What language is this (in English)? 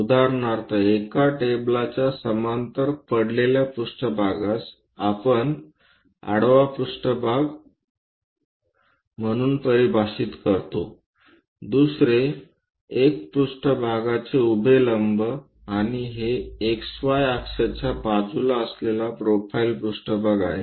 Marathi